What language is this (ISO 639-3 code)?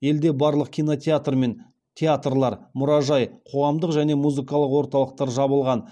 kaz